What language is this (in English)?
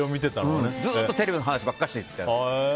Japanese